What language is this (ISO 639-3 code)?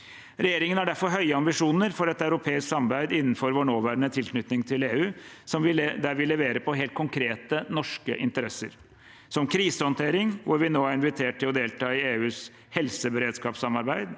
nor